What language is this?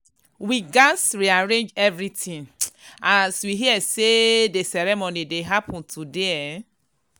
Nigerian Pidgin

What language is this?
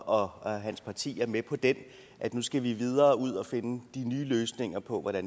Danish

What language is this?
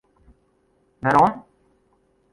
Western Frisian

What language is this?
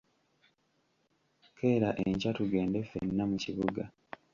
Ganda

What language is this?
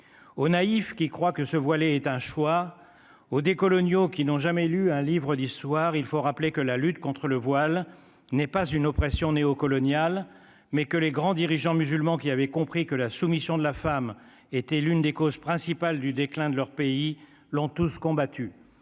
French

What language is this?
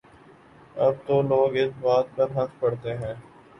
Urdu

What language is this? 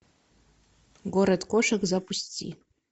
Russian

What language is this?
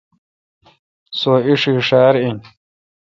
Kalkoti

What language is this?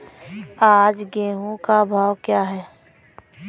Hindi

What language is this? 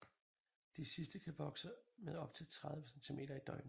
Danish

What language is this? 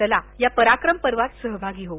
Marathi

